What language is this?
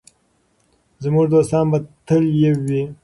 Pashto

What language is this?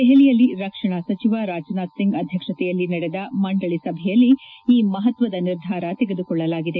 Kannada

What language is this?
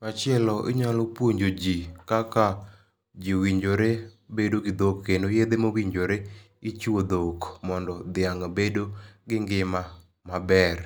Luo (Kenya and Tanzania)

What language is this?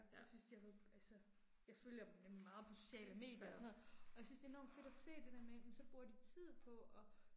Danish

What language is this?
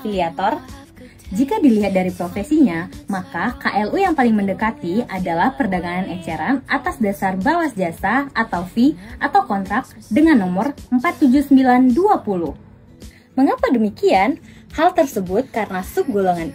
Indonesian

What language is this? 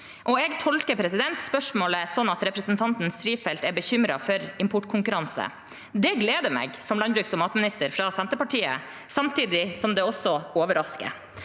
Norwegian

